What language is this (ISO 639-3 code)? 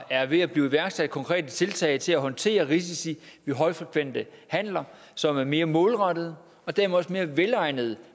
dan